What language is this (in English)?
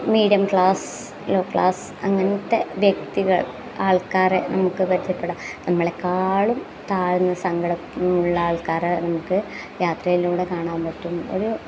Malayalam